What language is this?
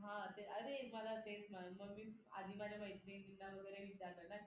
Marathi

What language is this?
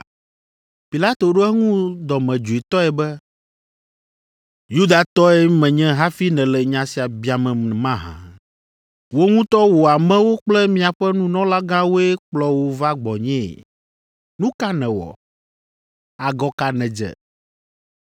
Ewe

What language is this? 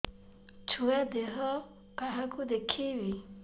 Odia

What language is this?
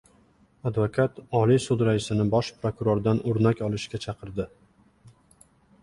Uzbek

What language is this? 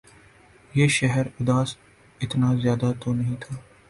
Urdu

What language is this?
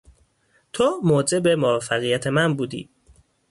Persian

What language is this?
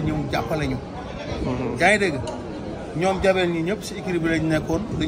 Arabic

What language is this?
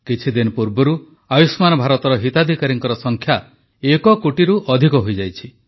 Odia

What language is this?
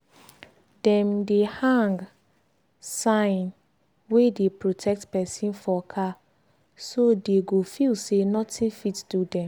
Nigerian Pidgin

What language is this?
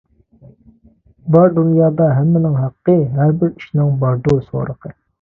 Uyghur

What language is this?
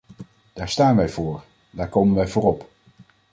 Dutch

